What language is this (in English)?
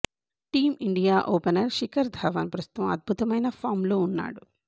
Telugu